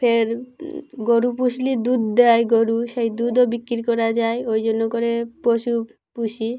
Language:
Bangla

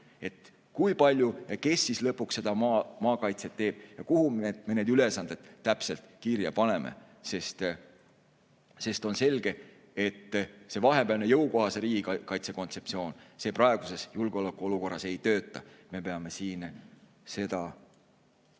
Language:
Estonian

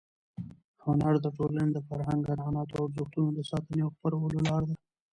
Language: Pashto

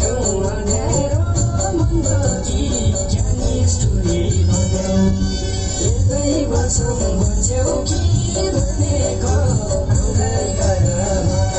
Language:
Vietnamese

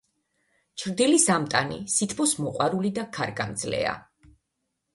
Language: Georgian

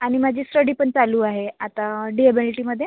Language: Marathi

